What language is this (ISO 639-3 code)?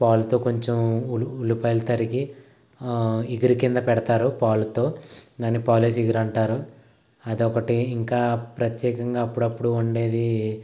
tel